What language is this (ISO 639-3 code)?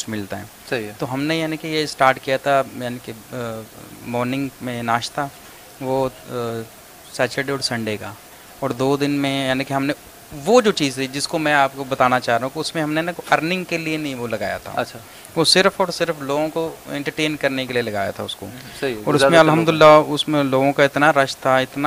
urd